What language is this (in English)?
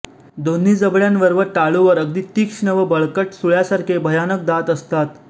Marathi